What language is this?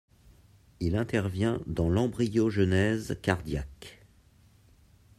French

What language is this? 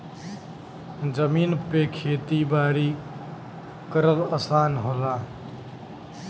Bhojpuri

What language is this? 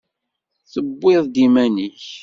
Kabyle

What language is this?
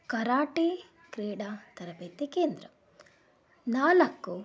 Kannada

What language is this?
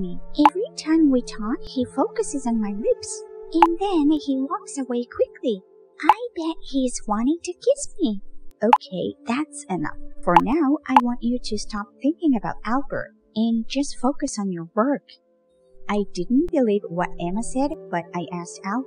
English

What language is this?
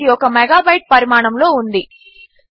Telugu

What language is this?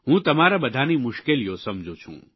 Gujarati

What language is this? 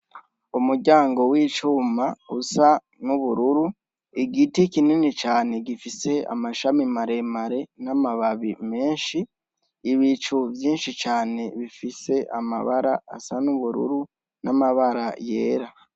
Rundi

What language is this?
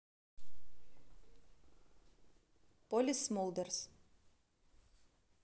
Russian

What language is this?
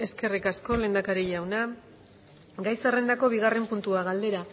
Basque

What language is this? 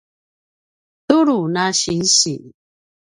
Paiwan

